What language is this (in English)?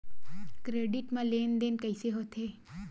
Chhattisgarhi